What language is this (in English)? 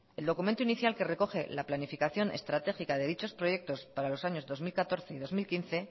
Spanish